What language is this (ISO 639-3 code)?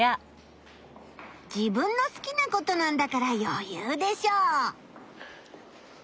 jpn